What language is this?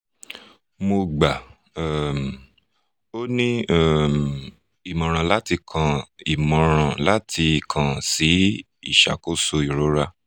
Yoruba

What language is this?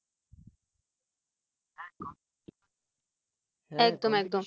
Bangla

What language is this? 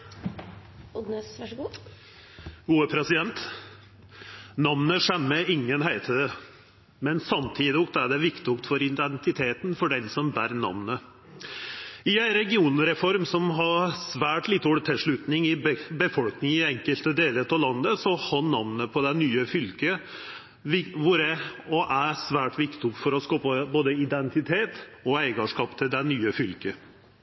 Norwegian Nynorsk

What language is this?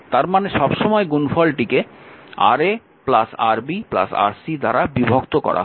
Bangla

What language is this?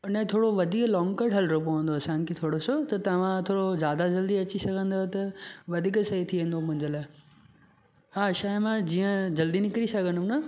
Sindhi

